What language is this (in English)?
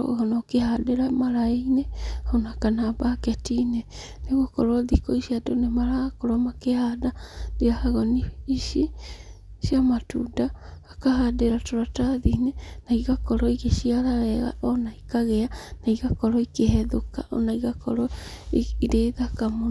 Kikuyu